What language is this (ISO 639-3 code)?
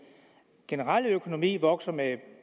dan